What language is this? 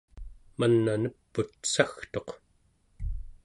Central Yupik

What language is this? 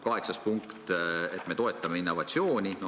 Estonian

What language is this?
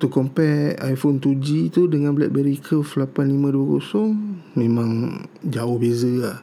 Malay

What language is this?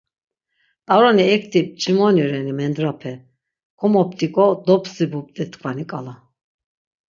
Laz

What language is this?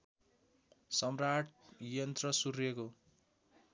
Nepali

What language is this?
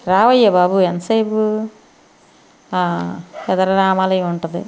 Telugu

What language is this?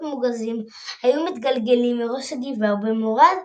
Hebrew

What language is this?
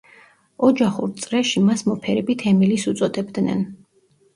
Georgian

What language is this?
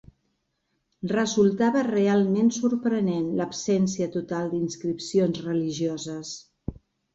Catalan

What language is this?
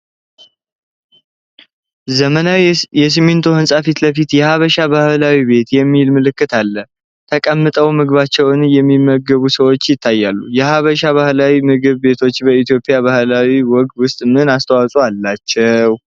Amharic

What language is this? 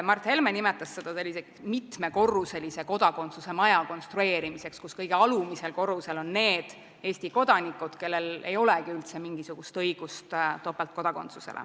Estonian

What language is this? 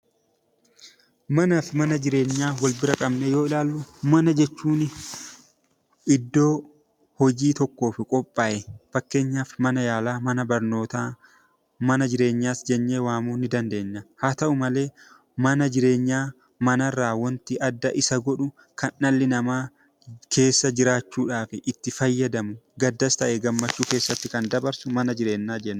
Oromo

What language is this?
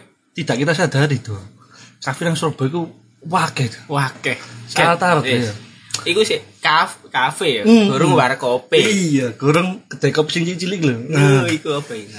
Indonesian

